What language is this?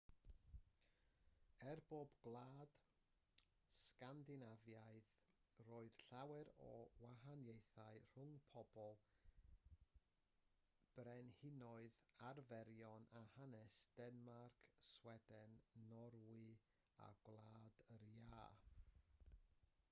Welsh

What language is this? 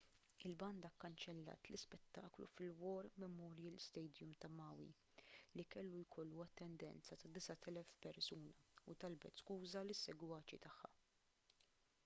Maltese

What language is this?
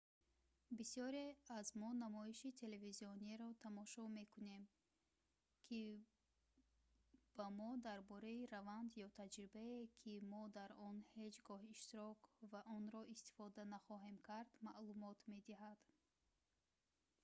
Tajik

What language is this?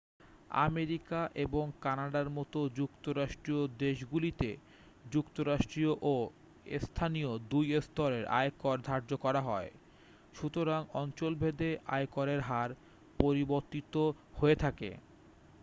Bangla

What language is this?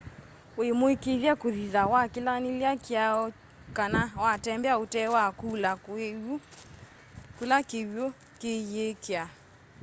Kamba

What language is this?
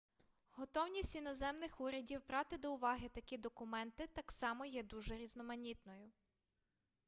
Ukrainian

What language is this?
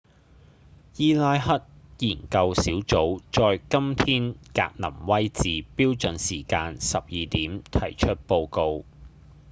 Cantonese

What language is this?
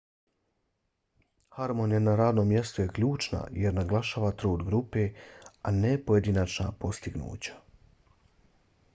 Bosnian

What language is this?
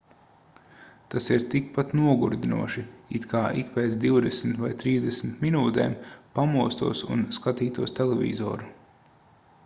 Latvian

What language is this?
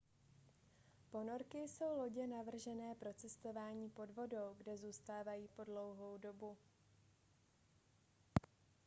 Czech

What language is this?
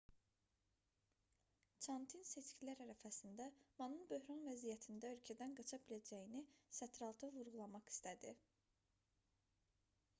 Azerbaijani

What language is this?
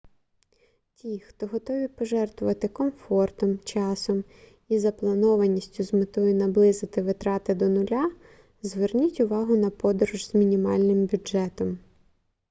Ukrainian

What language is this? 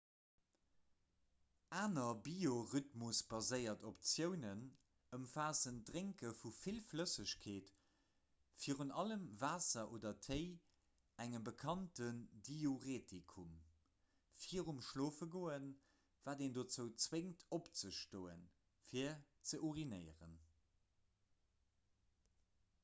Luxembourgish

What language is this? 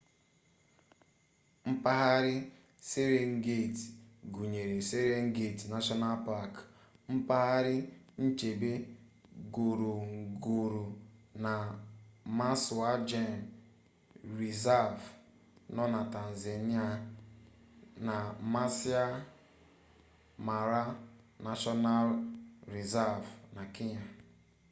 Igbo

